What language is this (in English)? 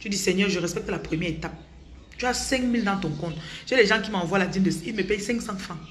French